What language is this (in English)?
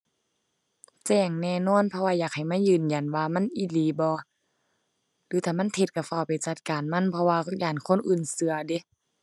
Thai